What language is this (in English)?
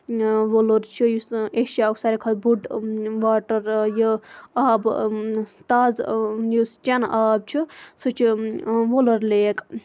Kashmiri